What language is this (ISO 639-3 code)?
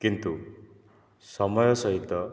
ori